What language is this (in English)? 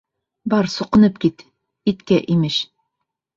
Bashkir